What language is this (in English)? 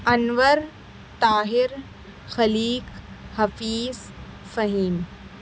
Urdu